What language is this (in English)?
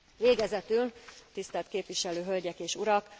Hungarian